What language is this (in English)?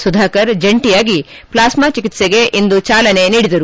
Kannada